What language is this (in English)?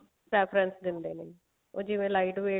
Punjabi